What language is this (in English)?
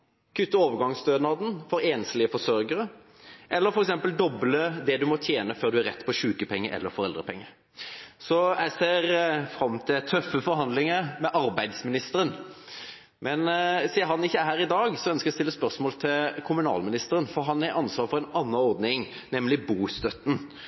Norwegian Bokmål